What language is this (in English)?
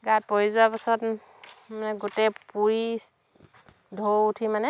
Assamese